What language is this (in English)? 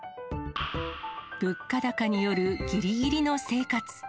Japanese